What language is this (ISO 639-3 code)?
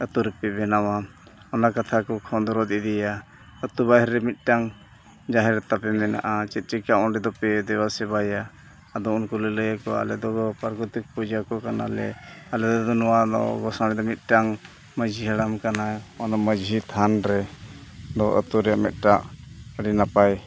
sat